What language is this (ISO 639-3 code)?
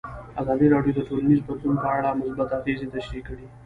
pus